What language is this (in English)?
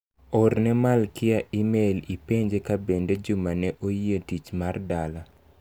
Luo (Kenya and Tanzania)